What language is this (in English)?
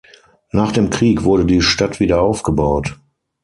German